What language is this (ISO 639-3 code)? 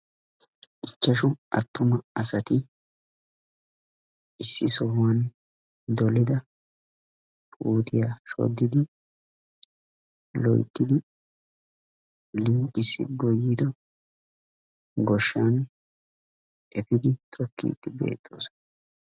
wal